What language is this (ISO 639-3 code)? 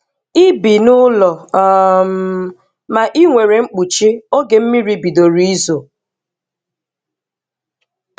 ibo